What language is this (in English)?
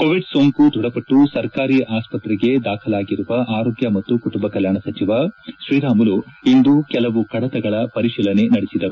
Kannada